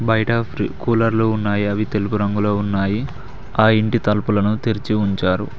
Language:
Telugu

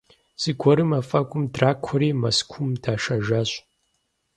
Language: Kabardian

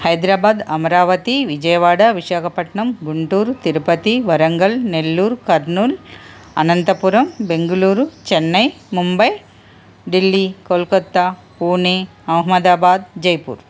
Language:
Telugu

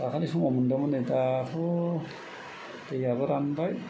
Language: Bodo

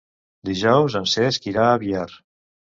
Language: Catalan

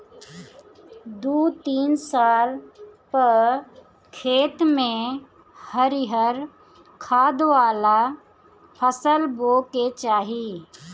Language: Bhojpuri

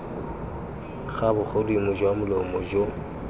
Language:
Tswana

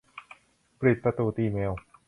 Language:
Thai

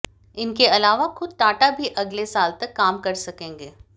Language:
Hindi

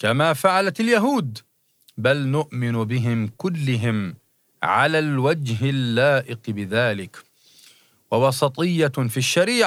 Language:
Arabic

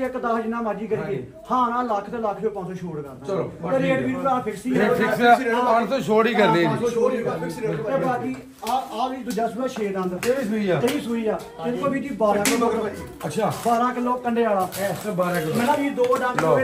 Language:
Punjabi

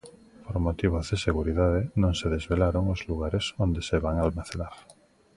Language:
Galician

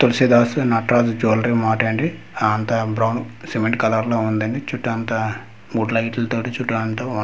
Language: Telugu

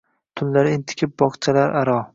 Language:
Uzbek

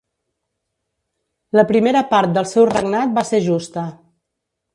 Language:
Catalan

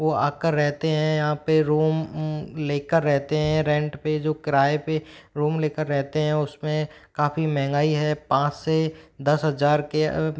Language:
Hindi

